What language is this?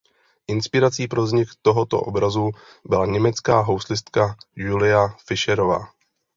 Czech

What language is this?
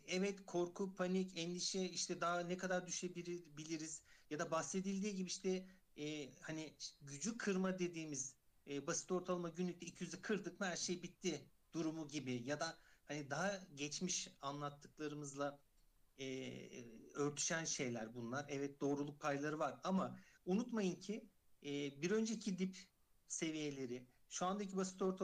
Turkish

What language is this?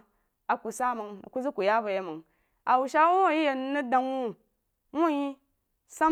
Jiba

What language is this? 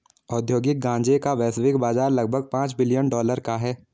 Hindi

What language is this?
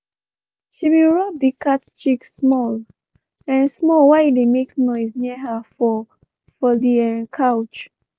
Nigerian Pidgin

